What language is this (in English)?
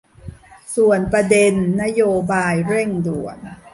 Thai